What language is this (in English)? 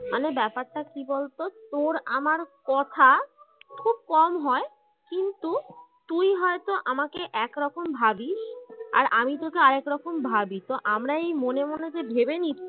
Bangla